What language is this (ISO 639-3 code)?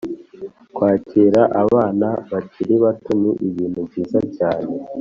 kin